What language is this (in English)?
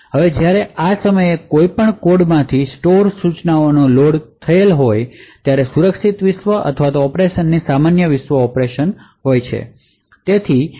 Gujarati